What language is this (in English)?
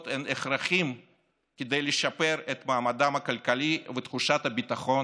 Hebrew